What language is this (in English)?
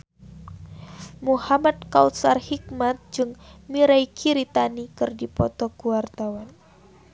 Sundanese